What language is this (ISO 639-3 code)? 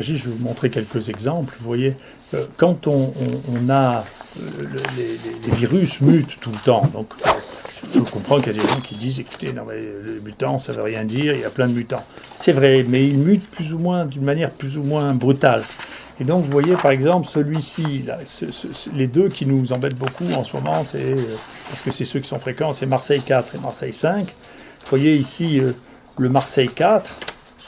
fra